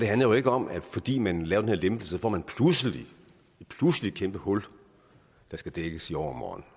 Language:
Danish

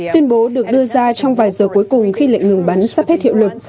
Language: Vietnamese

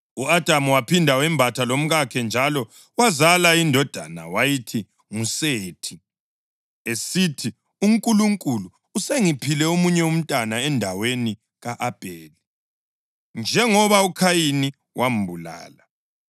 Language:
North Ndebele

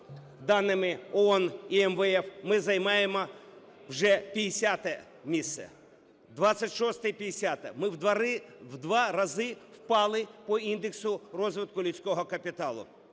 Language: Ukrainian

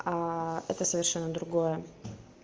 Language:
Russian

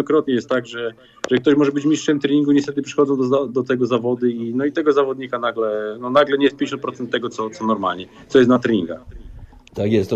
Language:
Polish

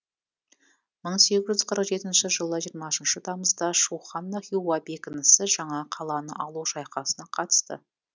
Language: Kazakh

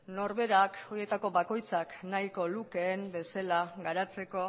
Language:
Basque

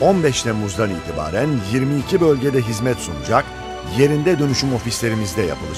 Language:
Turkish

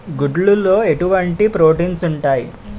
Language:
Telugu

